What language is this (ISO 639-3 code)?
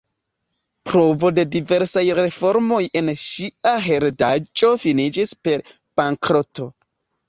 epo